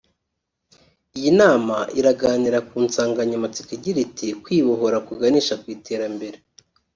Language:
Kinyarwanda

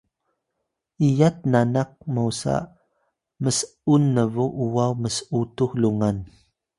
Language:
Atayal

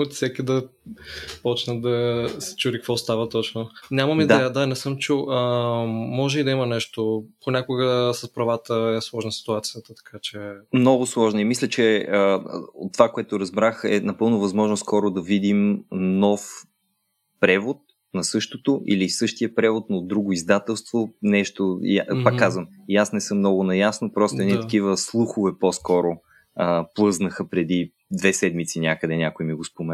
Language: Bulgarian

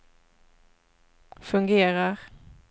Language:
Swedish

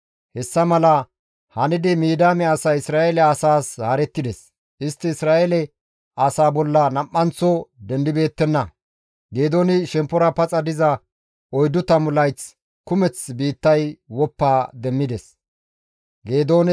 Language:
Gamo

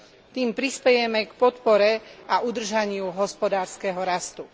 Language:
Slovak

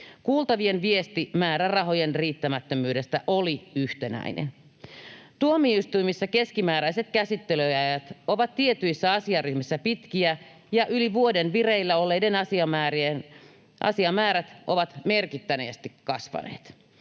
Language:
Finnish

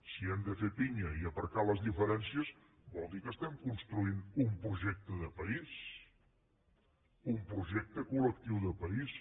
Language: Catalan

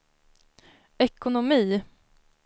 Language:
Swedish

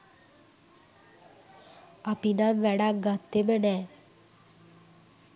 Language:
Sinhala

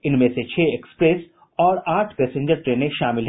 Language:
Hindi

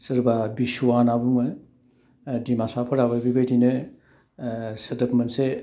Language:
Bodo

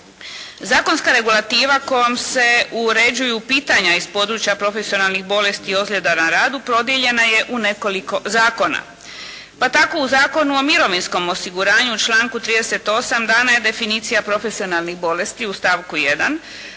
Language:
Croatian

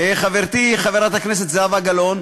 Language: Hebrew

